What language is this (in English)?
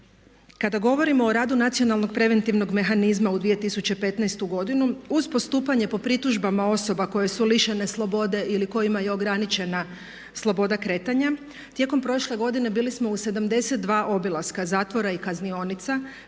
Croatian